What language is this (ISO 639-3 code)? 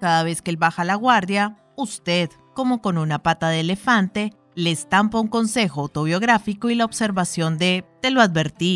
spa